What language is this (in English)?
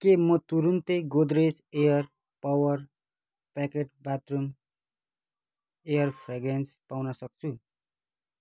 Nepali